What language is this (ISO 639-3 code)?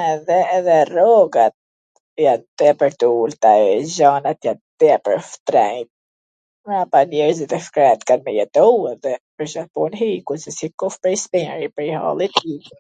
aln